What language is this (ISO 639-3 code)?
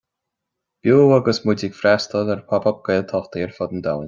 gle